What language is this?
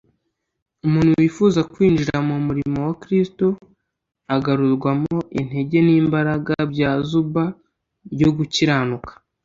Kinyarwanda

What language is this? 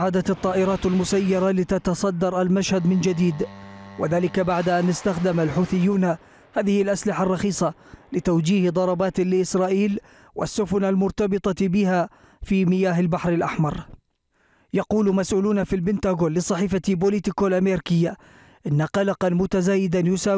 Arabic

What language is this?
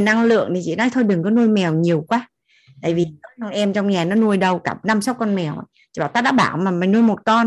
Vietnamese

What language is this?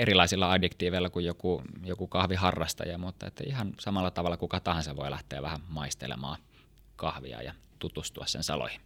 Finnish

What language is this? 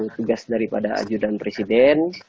Indonesian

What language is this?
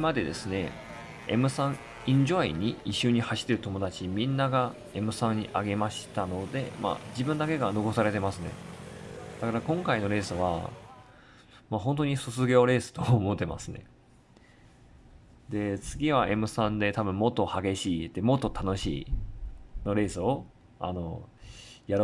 Japanese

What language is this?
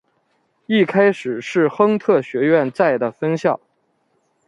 Chinese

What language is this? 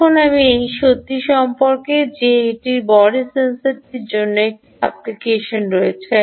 Bangla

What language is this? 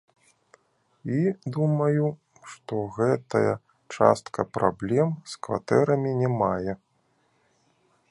Belarusian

